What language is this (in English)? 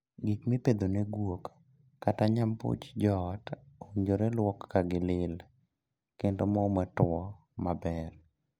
Luo (Kenya and Tanzania)